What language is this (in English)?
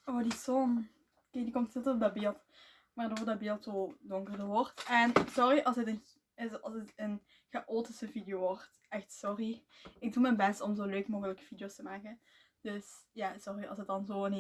Dutch